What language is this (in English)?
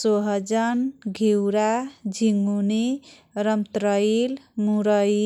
Kochila Tharu